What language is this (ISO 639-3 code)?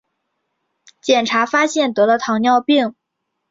zho